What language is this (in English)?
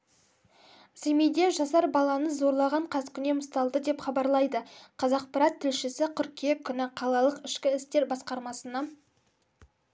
Kazakh